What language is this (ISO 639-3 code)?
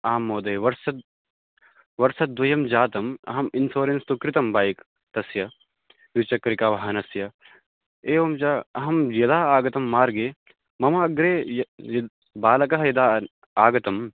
san